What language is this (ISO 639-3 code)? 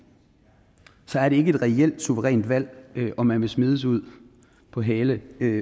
dan